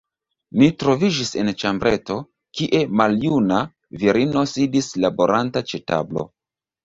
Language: Esperanto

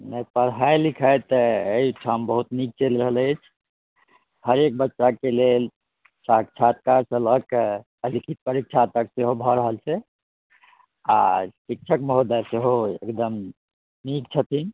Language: Maithili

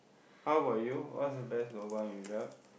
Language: English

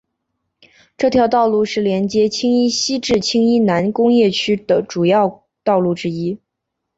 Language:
Chinese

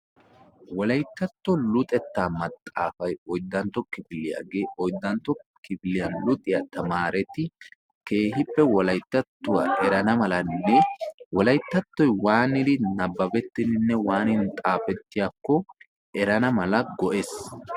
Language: Wolaytta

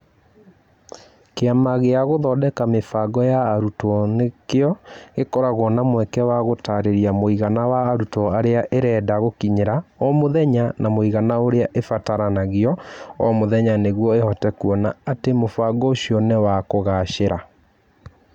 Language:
Kikuyu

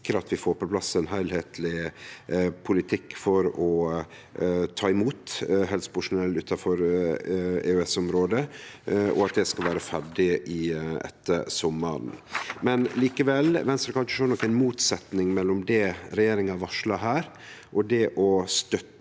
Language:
Norwegian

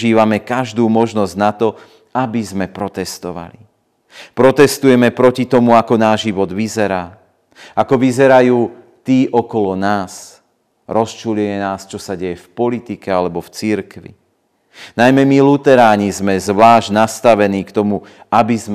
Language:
Slovak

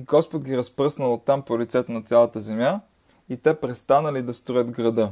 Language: Bulgarian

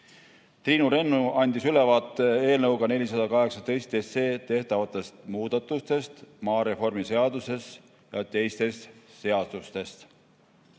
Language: Estonian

